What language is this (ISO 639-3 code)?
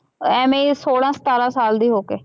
pan